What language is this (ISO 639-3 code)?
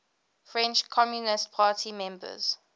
eng